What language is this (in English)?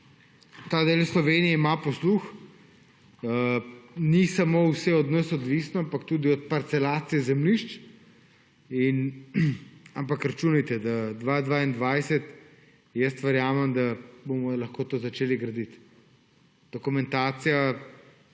Slovenian